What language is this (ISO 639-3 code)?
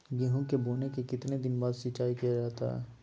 mag